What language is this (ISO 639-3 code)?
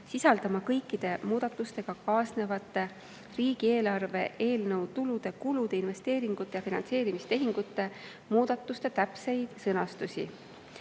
est